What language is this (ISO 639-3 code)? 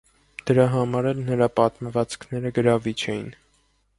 hye